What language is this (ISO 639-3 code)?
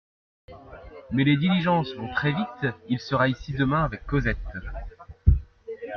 fra